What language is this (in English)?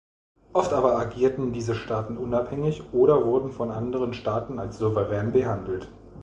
German